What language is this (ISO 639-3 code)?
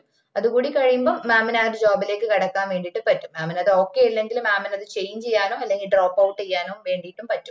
mal